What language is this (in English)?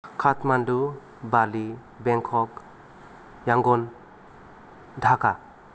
Bodo